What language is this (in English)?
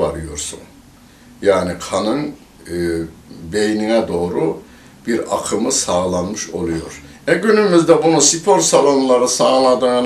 Turkish